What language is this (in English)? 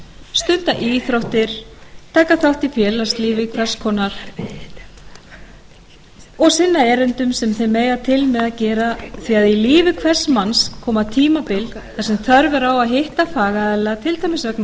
Icelandic